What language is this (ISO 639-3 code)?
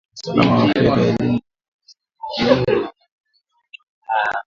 swa